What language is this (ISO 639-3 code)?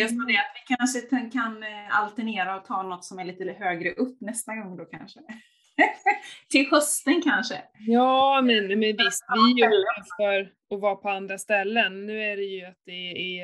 swe